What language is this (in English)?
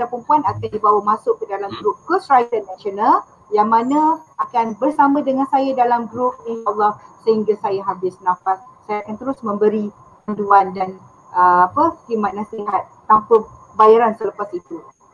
Malay